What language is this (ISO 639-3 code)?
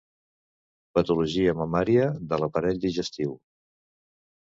cat